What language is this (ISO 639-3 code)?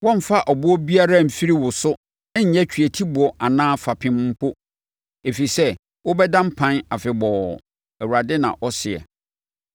aka